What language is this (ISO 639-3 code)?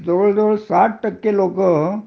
mar